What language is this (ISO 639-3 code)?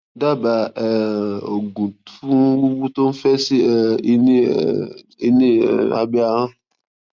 yor